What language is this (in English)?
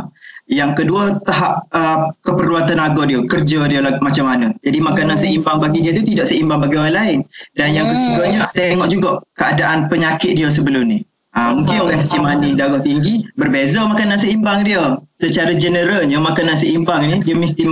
Malay